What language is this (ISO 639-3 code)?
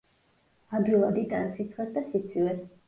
kat